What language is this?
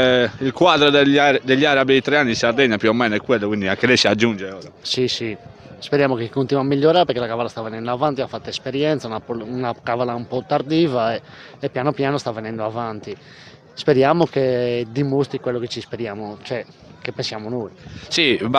Italian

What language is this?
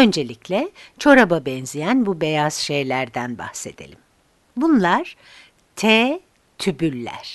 Turkish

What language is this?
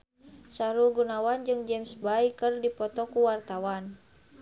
Sundanese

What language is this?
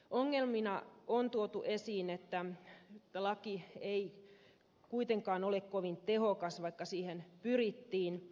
Finnish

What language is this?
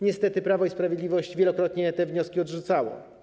Polish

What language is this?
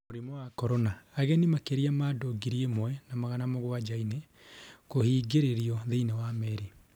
Kikuyu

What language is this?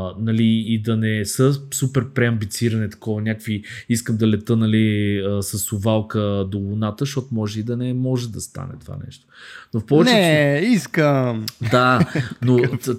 Bulgarian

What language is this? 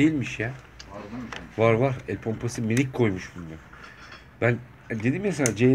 Turkish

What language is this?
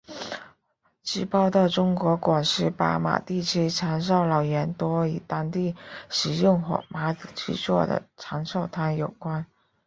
Chinese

